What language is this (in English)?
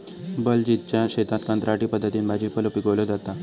Marathi